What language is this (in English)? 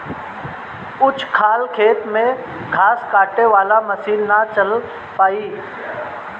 Bhojpuri